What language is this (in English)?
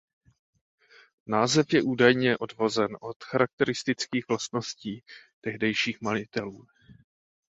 Czech